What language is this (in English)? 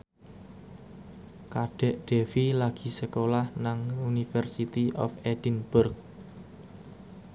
Javanese